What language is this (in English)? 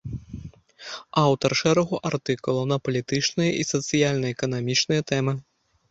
Belarusian